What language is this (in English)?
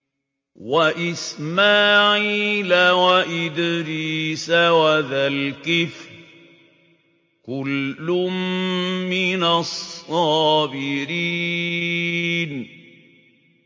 Arabic